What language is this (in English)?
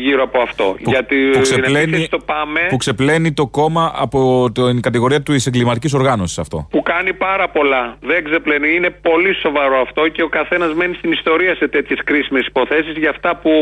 Greek